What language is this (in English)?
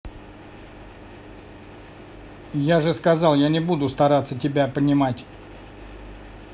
Russian